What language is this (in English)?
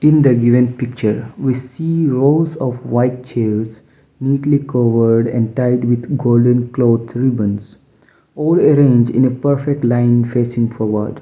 English